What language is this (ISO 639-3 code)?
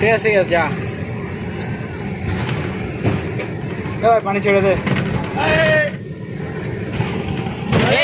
ben